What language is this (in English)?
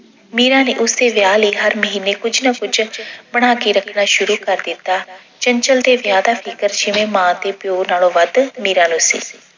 Punjabi